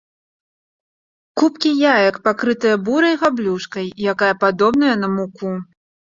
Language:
Belarusian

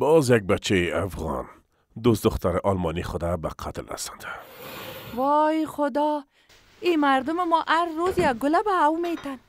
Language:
Persian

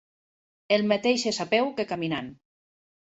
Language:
Catalan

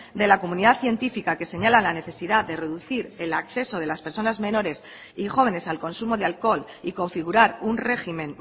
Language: Spanish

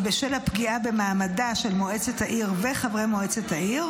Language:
Hebrew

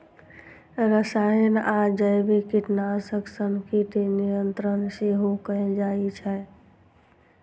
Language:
Maithili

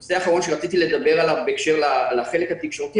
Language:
Hebrew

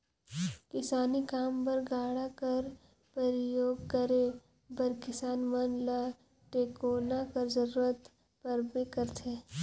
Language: Chhattisgarhi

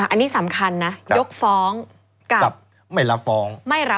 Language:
Thai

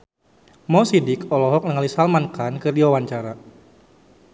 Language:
Sundanese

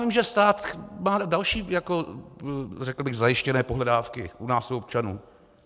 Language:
Czech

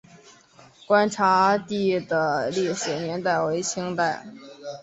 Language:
Chinese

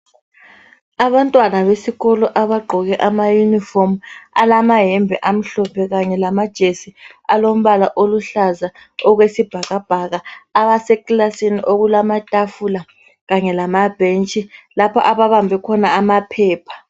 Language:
North Ndebele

